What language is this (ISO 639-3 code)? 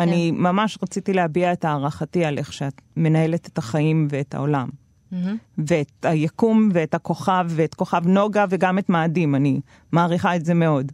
heb